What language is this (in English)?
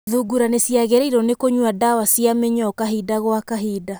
Kikuyu